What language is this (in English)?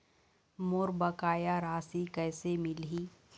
Chhattisgarhi